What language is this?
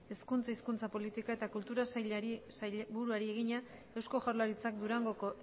Basque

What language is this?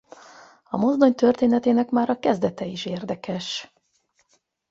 Hungarian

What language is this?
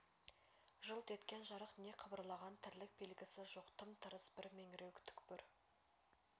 Kazakh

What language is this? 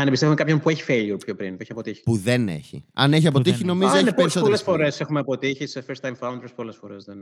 Greek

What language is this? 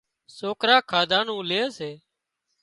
Wadiyara Koli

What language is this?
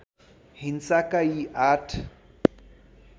Nepali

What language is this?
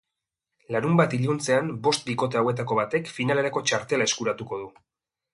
Basque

